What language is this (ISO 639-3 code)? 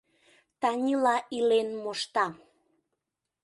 chm